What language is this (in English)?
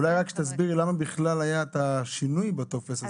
Hebrew